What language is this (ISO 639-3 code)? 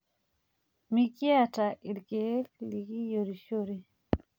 mas